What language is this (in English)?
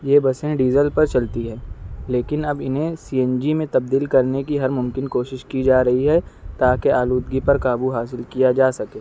Urdu